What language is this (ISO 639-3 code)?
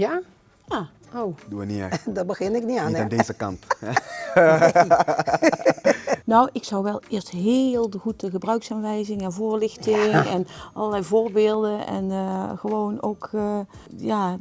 nld